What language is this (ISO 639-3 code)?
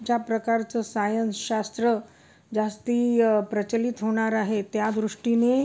mar